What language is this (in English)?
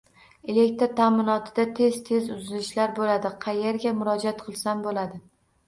Uzbek